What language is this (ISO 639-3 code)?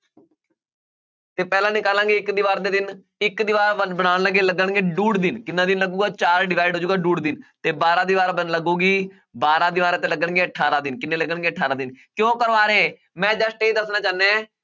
pan